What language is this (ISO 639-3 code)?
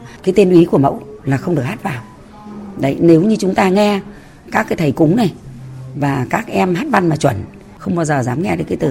vie